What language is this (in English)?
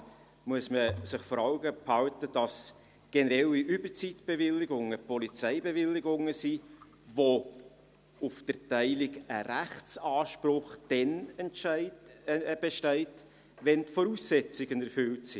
Swiss German